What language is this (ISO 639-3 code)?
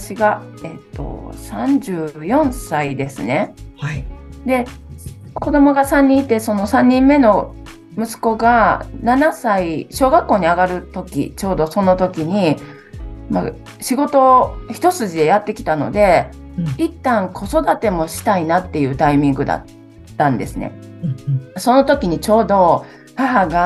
jpn